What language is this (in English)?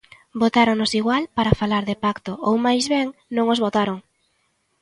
Galician